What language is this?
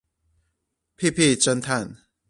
Chinese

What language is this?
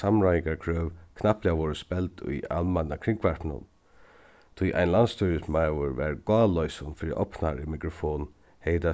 Faroese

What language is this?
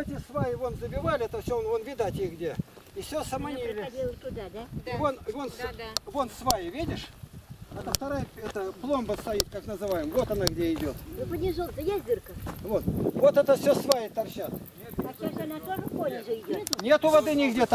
Russian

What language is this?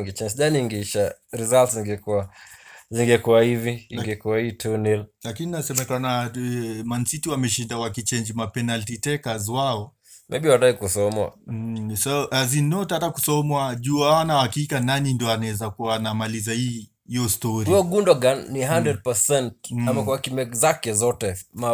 Swahili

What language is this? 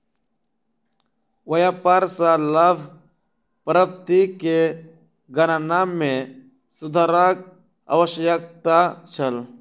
Maithili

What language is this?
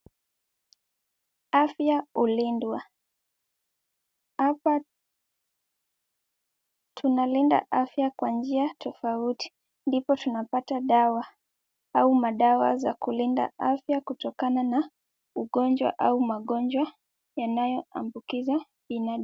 Swahili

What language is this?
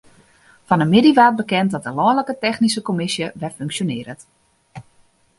Western Frisian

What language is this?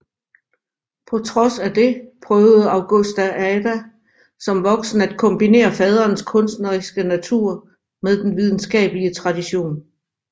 Danish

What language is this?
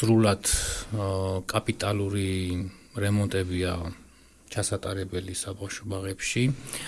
Polish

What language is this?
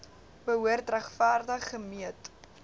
Afrikaans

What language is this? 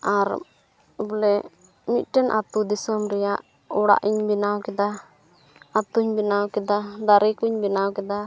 Santali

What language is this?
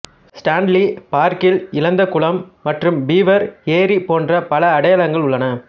Tamil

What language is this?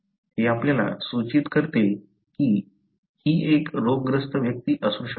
Marathi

